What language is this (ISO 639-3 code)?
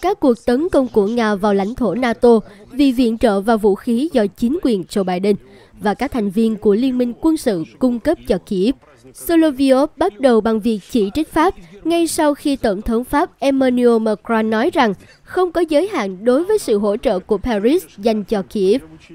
vie